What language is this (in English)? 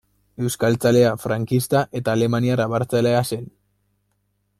Basque